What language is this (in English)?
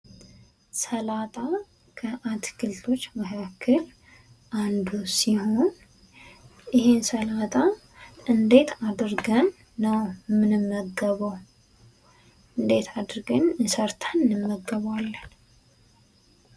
Amharic